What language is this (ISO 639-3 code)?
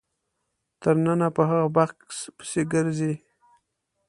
pus